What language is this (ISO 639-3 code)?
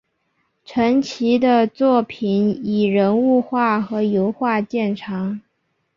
zho